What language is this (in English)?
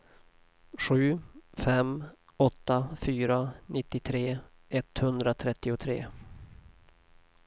Swedish